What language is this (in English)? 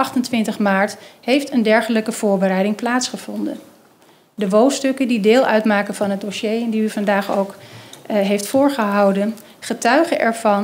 Dutch